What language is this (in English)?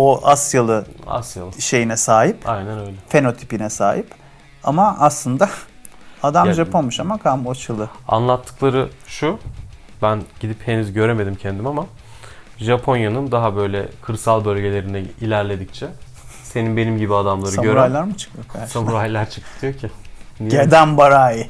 Turkish